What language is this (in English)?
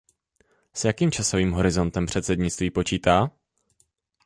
Czech